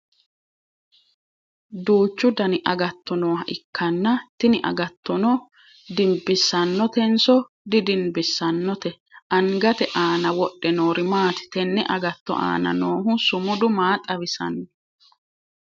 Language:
Sidamo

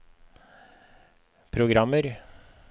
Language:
Norwegian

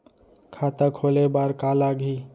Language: Chhattisgarhi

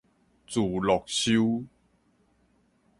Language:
Min Nan Chinese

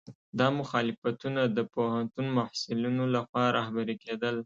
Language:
Pashto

